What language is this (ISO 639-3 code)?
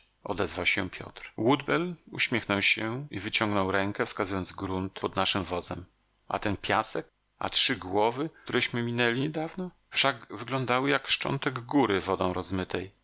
pol